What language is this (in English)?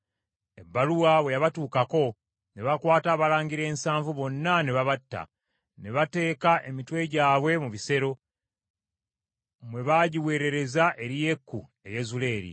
Ganda